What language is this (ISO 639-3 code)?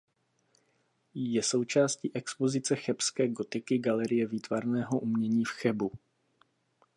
ces